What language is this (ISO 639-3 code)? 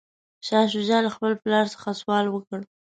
pus